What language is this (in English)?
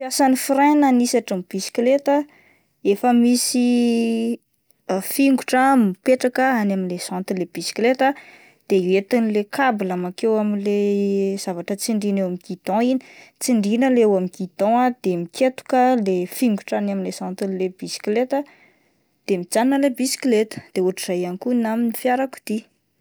Malagasy